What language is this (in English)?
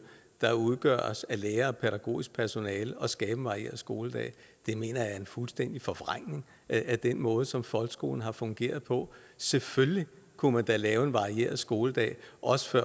Danish